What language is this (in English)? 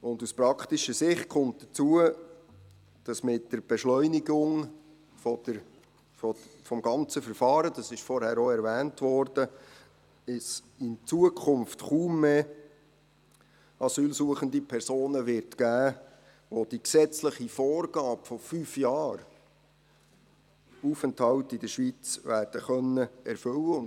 Swiss German